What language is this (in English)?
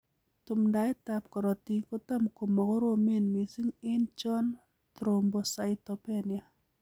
Kalenjin